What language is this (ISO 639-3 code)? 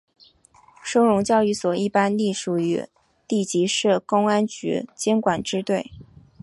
zho